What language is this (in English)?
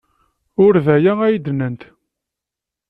Kabyle